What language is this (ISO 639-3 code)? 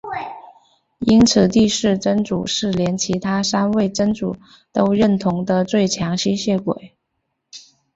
zho